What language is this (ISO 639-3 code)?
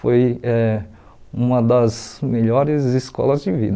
por